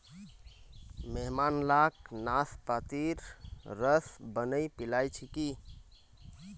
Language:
Magahi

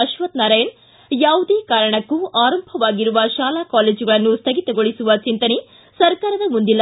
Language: Kannada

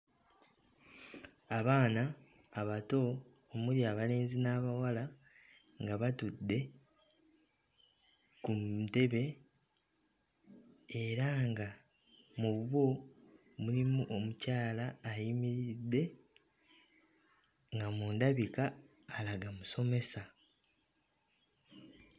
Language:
Ganda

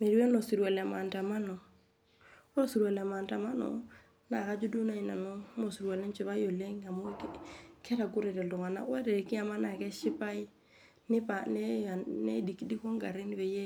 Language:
Masai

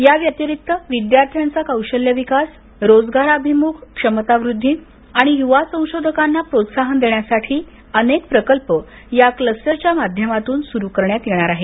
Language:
Marathi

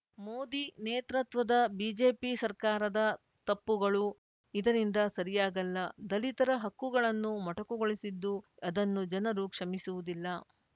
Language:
Kannada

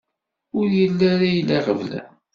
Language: Kabyle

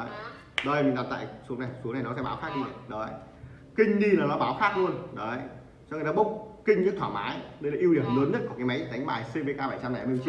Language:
Vietnamese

